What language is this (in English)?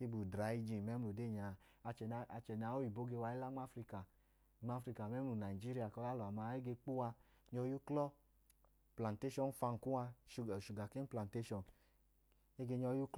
Idoma